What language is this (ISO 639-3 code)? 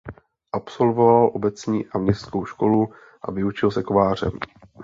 ces